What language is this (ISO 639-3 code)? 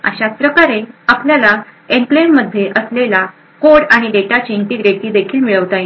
mar